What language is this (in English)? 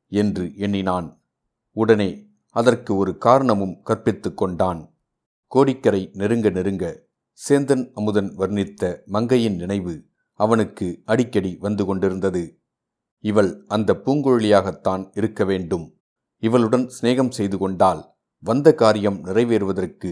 Tamil